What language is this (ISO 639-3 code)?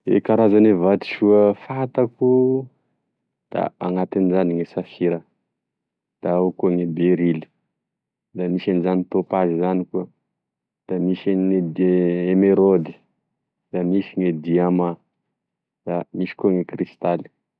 tkg